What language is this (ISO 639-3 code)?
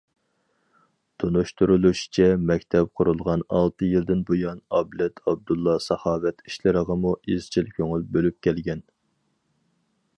uig